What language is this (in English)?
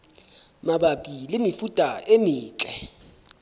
Southern Sotho